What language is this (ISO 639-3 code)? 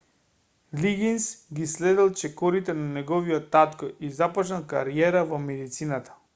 mkd